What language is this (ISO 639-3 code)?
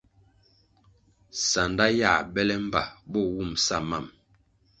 nmg